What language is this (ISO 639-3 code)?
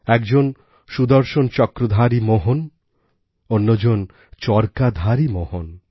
ben